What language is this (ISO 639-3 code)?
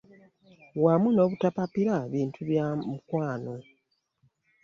lug